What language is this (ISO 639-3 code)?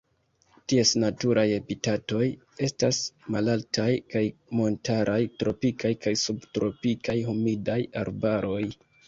epo